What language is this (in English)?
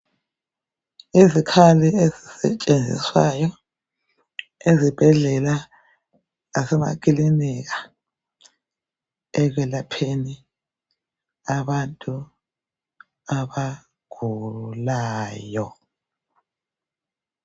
North Ndebele